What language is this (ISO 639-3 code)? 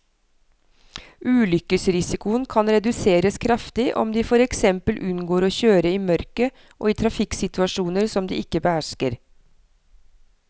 nor